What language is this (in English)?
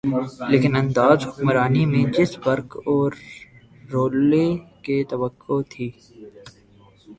Urdu